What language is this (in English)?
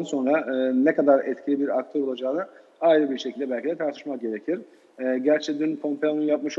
Turkish